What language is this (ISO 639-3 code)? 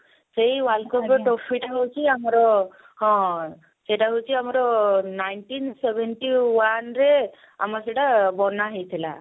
ori